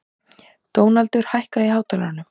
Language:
Icelandic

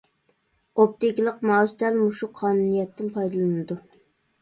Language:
Uyghur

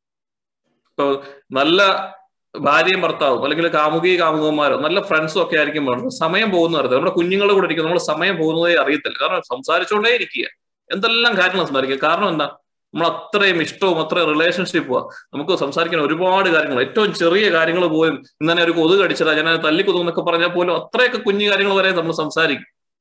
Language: Malayalam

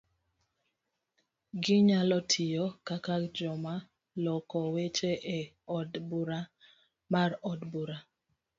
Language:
Luo (Kenya and Tanzania)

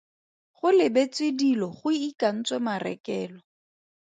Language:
Tswana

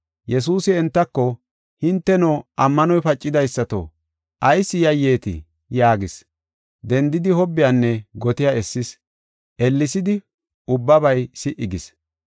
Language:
Gofa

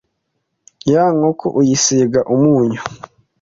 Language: Kinyarwanda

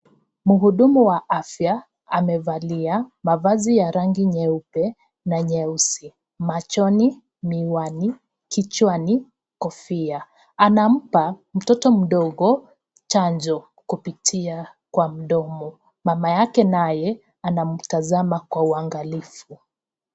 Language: Swahili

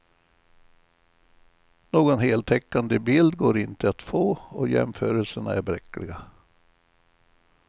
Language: Swedish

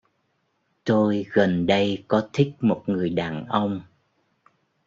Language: Vietnamese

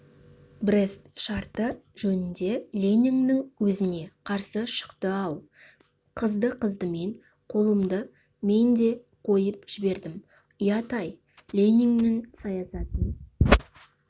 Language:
Kazakh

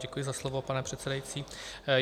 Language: Czech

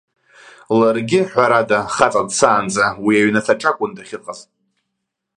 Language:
Abkhazian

